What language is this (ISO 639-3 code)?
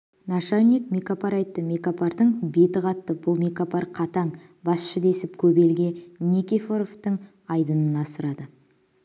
kaz